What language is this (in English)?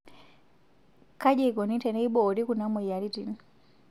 Masai